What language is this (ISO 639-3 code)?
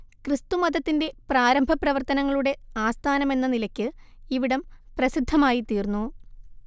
mal